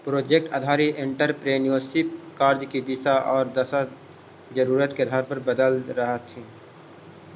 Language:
Magahi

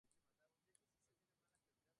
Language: Spanish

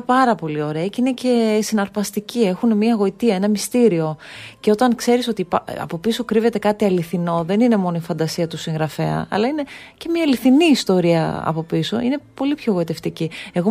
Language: Greek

